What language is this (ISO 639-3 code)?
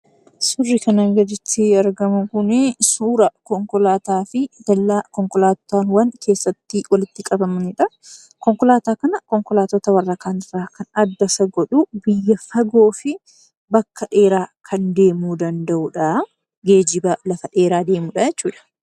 orm